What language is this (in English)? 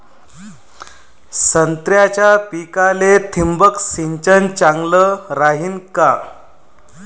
Marathi